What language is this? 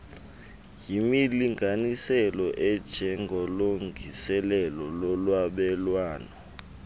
Xhosa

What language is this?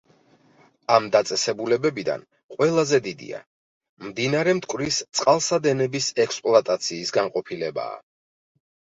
Georgian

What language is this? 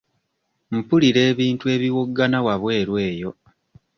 Ganda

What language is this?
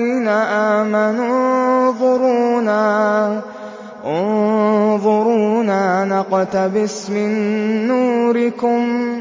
Arabic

